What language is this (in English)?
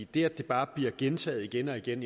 Danish